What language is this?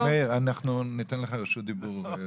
Hebrew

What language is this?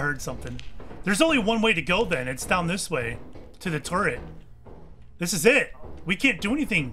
English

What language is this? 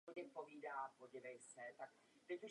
Czech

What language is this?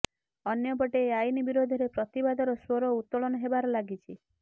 Odia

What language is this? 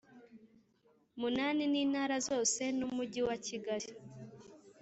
Kinyarwanda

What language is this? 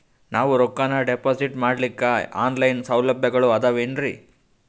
Kannada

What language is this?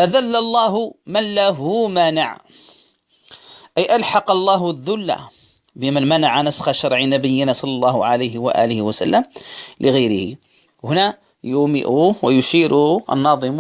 Arabic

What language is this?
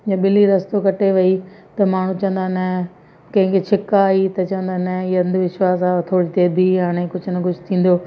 Sindhi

